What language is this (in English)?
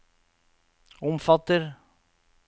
Norwegian